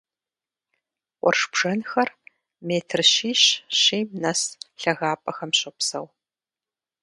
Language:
Kabardian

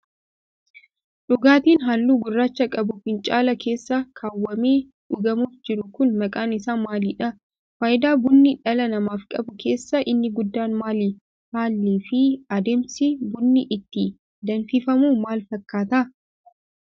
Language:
Oromo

